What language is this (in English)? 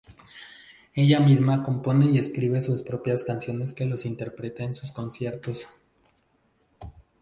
Spanish